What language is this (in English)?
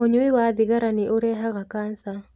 Kikuyu